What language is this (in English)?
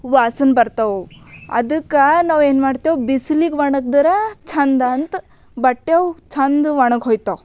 Kannada